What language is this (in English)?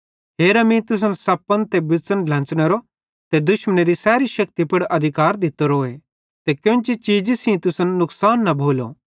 Bhadrawahi